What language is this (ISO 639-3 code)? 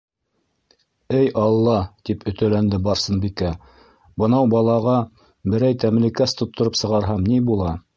bak